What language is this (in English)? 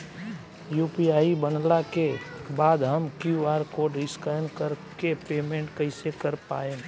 Bhojpuri